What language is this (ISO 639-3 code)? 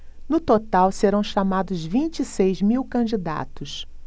por